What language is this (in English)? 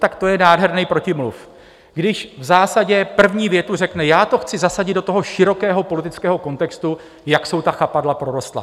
Czech